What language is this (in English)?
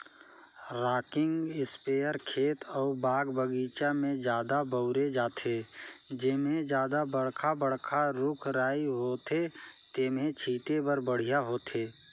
Chhattisgarhi